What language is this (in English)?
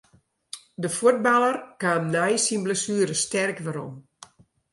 Western Frisian